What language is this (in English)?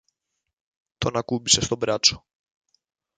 Greek